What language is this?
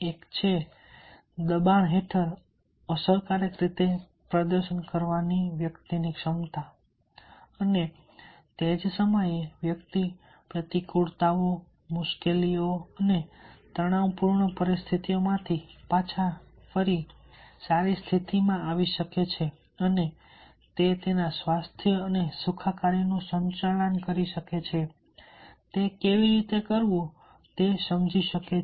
Gujarati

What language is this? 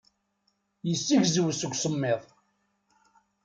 Kabyle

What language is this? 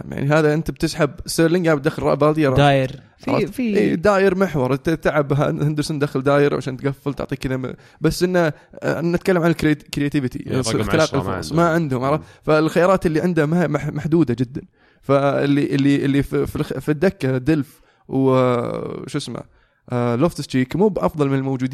Arabic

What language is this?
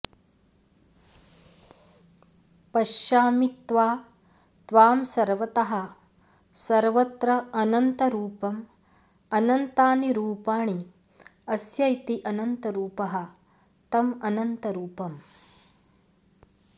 Sanskrit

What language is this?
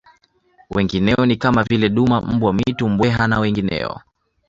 Swahili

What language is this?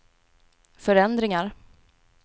Swedish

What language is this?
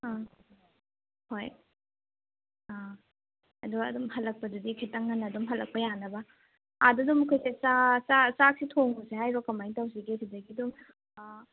Manipuri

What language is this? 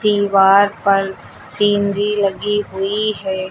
Hindi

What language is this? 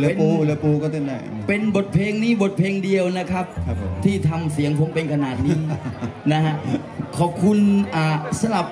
Thai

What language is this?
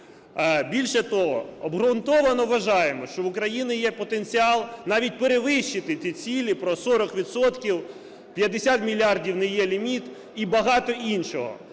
Ukrainian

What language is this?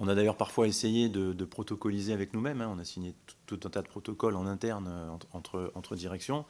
French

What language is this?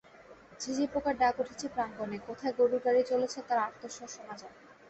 Bangla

